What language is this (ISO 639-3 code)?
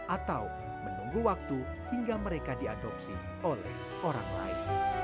ind